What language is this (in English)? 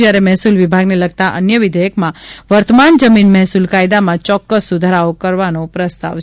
Gujarati